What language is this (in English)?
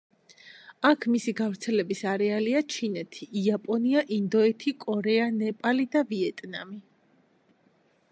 Georgian